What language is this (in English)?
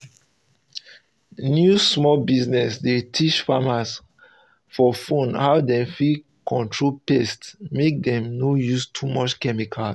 Nigerian Pidgin